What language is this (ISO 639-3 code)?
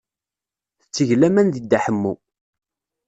kab